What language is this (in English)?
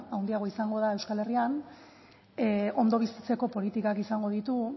Basque